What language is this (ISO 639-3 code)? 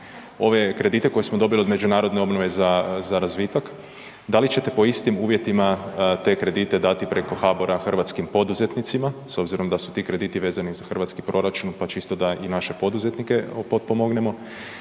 hrv